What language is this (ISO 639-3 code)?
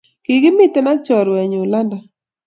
kln